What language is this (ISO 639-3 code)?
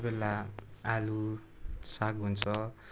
nep